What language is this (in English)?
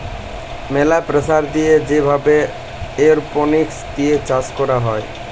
Bangla